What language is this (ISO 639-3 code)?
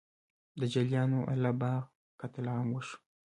pus